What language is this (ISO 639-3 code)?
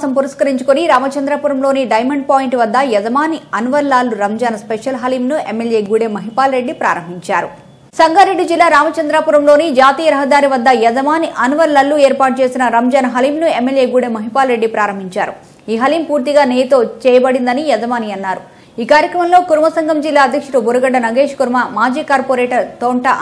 ron